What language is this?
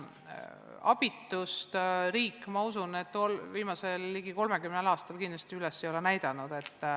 Estonian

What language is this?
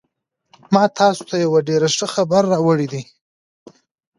Pashto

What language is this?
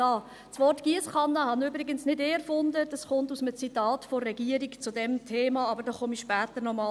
Swiss German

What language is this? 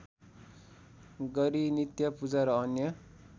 Nepali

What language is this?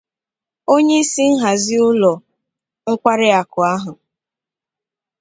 Igbo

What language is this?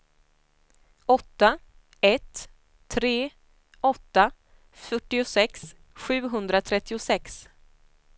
Swedish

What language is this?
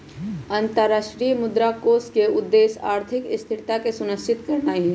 Magahi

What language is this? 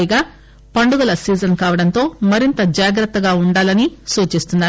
Telugu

